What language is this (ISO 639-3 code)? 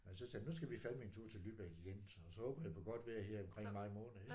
dan